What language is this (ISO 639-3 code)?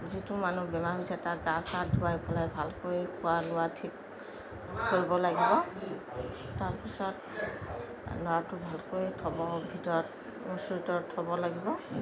asm